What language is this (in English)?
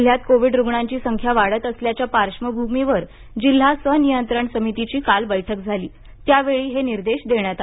Marathi